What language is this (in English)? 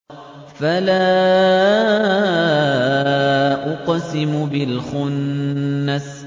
Arabic